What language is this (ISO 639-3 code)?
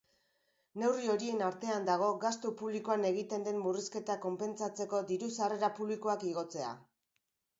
eus